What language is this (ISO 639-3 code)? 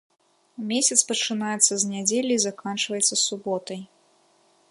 bel